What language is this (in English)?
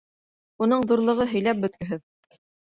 Bashkir